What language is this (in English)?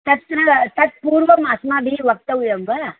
Sanskrit